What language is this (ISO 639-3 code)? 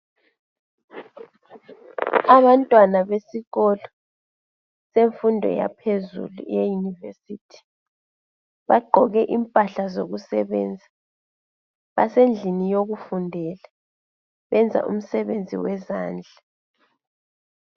nde